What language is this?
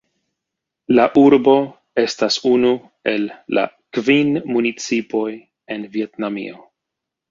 Esperanto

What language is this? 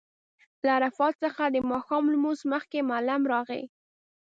Pashto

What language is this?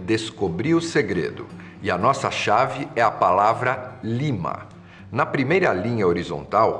Portuguese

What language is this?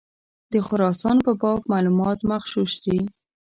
Pashto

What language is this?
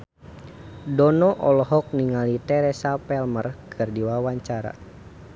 Sundanese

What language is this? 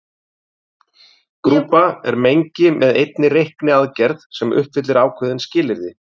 Icelandic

